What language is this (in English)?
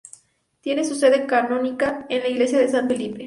Spanish